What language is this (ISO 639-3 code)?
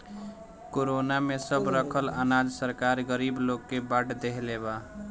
bho